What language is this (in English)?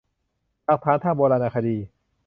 Thai